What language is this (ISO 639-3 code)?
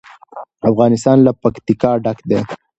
pus